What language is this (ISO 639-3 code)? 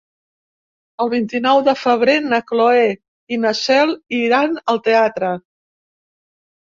cat